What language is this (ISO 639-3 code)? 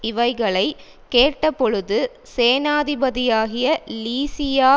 tam